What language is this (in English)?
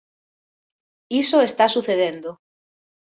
Galician